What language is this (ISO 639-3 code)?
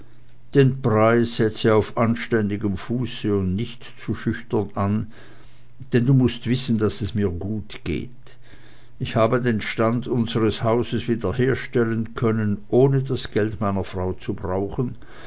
deu